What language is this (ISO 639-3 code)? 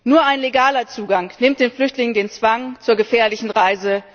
deu